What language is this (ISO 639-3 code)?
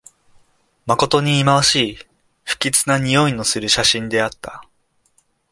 jpn